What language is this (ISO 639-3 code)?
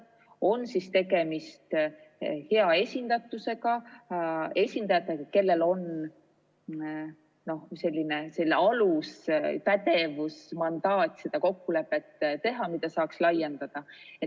est